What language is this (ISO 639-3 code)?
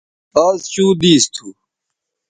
btv